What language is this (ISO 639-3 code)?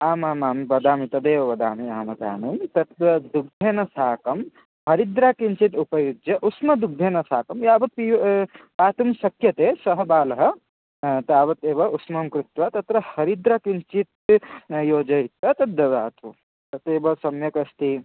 san